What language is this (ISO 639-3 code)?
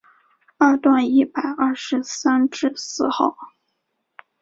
zho